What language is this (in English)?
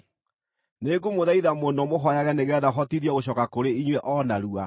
Kikuyu